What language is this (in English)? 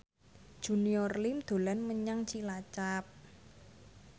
Javanese